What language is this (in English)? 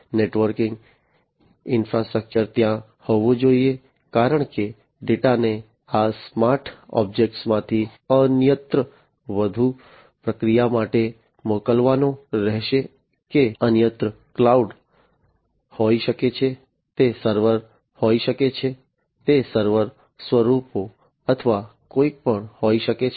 Gujarati